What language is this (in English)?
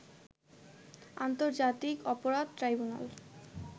Bangla